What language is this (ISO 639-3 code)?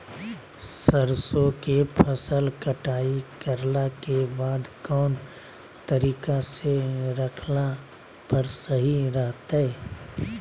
mag